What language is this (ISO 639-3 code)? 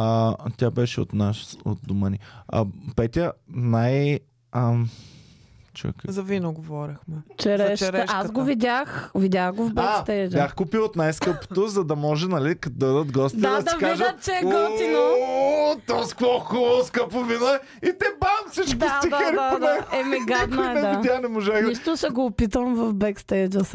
bul